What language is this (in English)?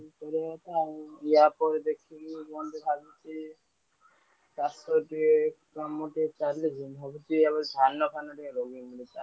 Odia